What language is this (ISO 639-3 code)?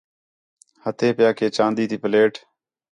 xhe